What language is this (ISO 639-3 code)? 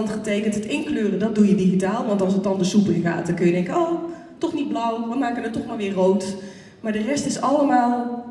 nld